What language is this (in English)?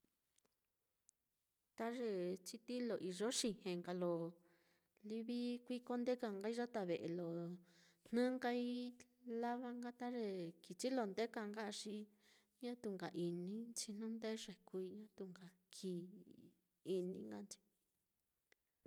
Mitlatongo Mixtec